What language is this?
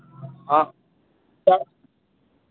Maithili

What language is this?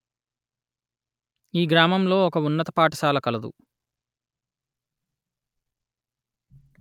Telugu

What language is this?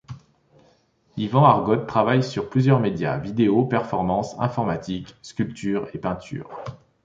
French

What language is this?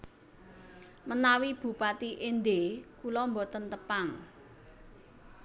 Javanese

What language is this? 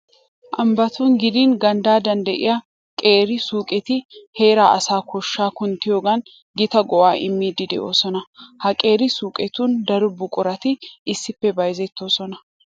Wolaytta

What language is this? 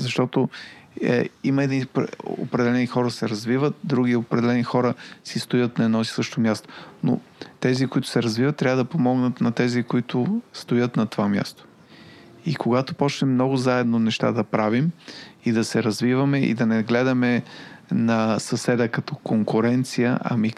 Bulgarian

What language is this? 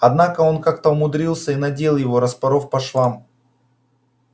Russian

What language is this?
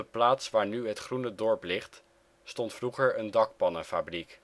Dutch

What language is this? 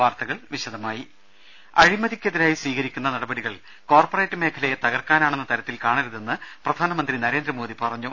Malayalam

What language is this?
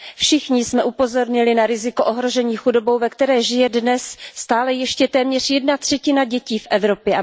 Czech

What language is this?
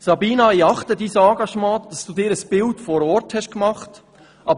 Swiss German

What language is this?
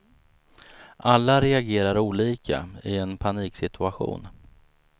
Swedish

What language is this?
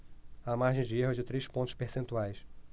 Portuguese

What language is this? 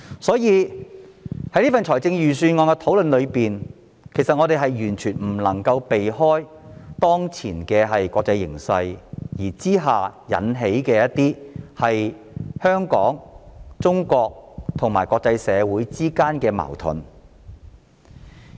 Cantonese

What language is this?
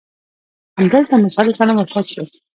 Pashto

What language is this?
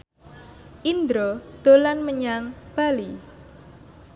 Javanese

